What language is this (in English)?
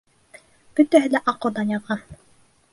Bashkir